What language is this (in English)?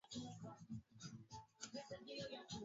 Swahili